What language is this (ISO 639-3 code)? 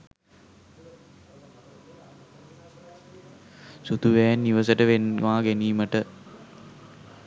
sin